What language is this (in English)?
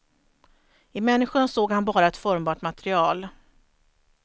Swedish